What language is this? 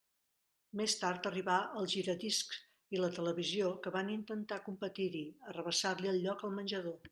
Catalan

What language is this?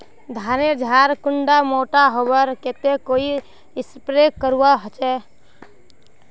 Magahi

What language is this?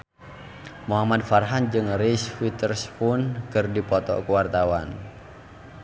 Sundanese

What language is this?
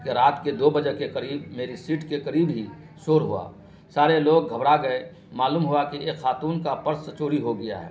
Urdu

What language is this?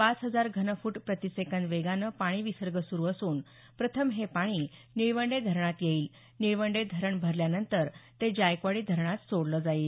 Marathi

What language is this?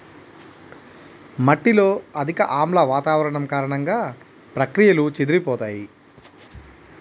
Telugu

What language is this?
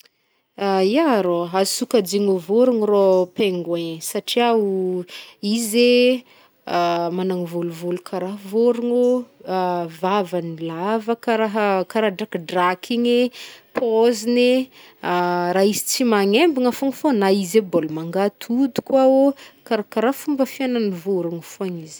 Northern Betsimisaraka Malagasy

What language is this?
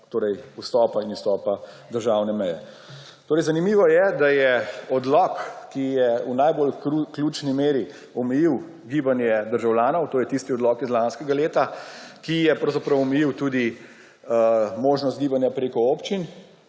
Slovenian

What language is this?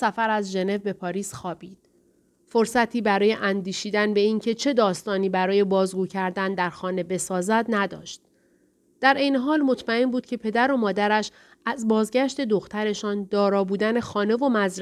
Persian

